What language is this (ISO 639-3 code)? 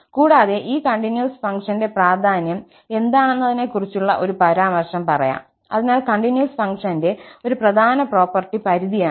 mal